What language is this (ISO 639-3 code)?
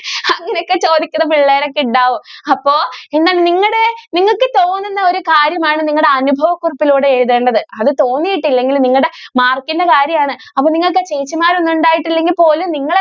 mal